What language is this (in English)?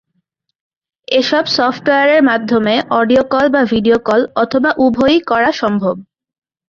Bangla